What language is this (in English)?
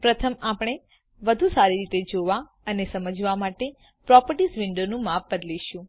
Gujarati